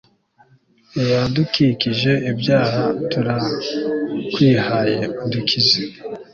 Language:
Kinyarwanda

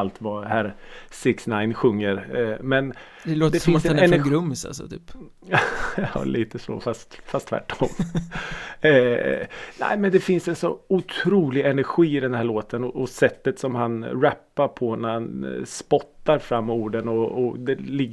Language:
Swedish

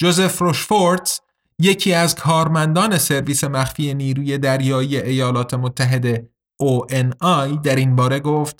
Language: Persian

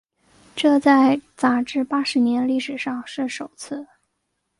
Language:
Chinese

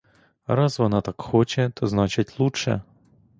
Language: Ukrainian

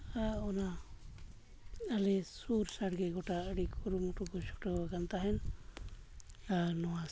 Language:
Santali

